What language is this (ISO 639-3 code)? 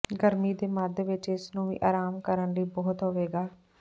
pan